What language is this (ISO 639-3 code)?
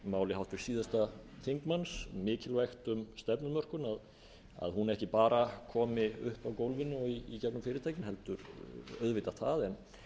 isl